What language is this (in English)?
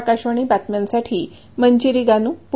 Marathi